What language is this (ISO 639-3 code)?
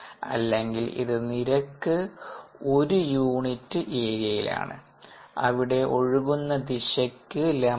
mal